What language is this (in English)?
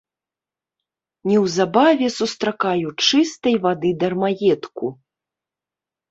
Belarusian